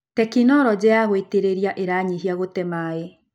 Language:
Kikuyu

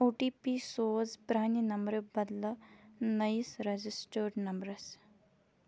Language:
Kashmiri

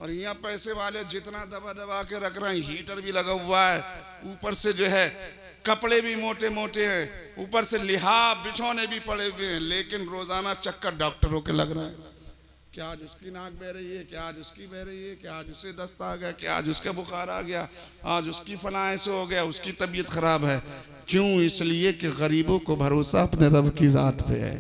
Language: Hindi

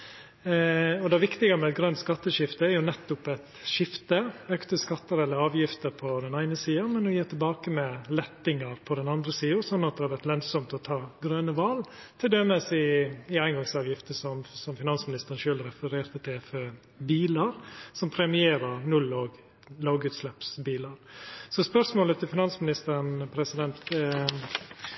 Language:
Norwegian Nynorsk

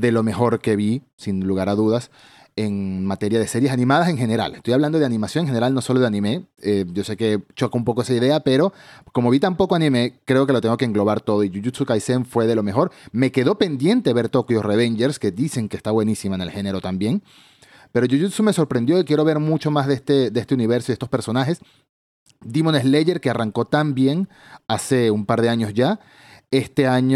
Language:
Spanish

